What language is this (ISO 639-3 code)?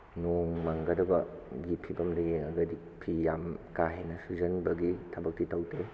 mni